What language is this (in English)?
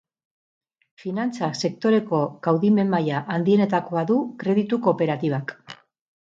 Basque